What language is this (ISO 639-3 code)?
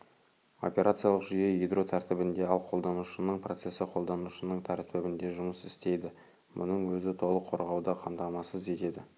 kaz